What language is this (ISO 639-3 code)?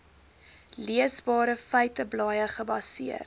afr